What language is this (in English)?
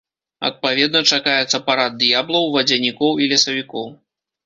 Belarusian